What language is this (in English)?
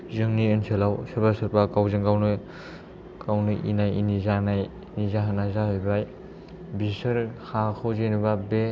Bodo